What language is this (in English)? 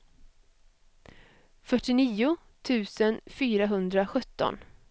Swedish